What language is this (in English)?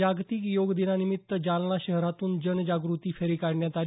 Marathi